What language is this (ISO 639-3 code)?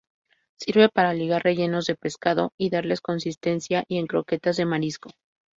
spa